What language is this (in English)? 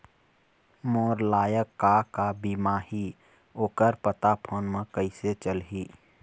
Chhattisgarhi